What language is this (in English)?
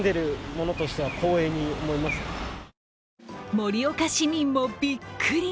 Japanese